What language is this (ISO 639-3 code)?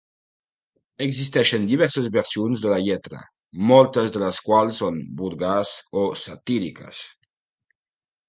cat